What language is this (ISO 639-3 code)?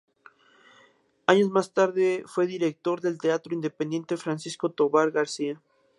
spa